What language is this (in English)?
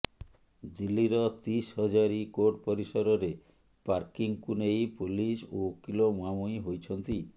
Odia